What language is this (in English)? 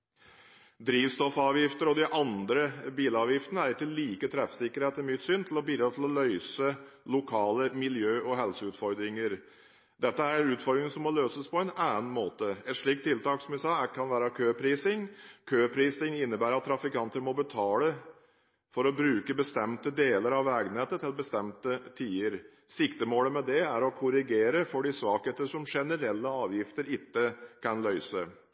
Norwegian Bokmål